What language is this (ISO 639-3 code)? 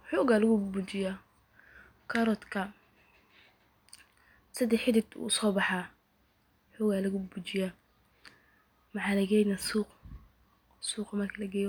som